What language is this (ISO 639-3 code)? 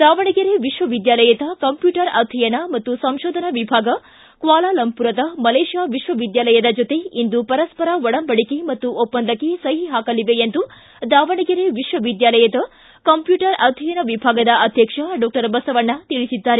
kan